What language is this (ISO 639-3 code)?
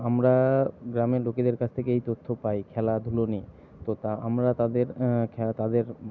ben